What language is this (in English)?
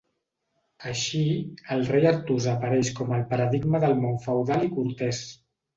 Catalan